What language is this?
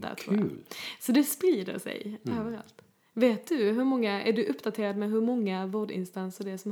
Swedish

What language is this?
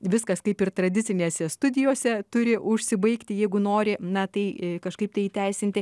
Lithuanian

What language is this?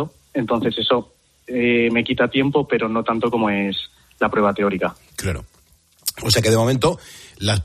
Spanish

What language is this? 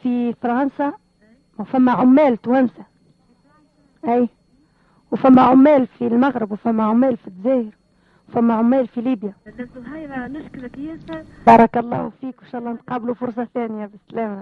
Arabic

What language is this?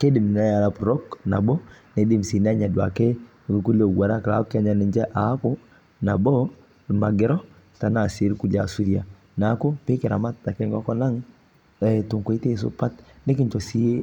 Masai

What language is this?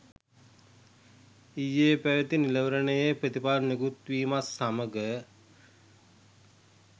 Sinhala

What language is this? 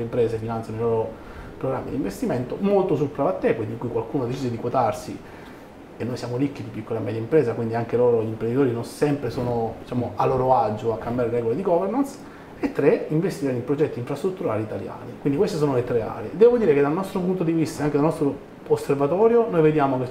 Italian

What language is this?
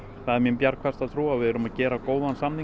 Icelandic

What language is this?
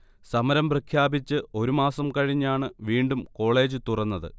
Malayalam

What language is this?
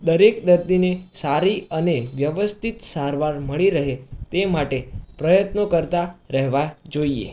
Gujarati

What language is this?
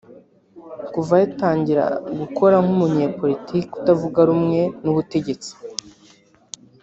Kinyarwanda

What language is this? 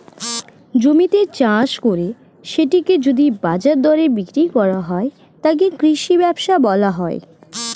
Bangla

